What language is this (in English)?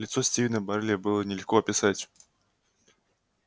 Russian